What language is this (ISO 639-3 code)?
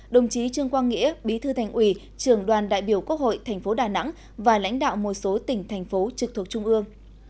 vie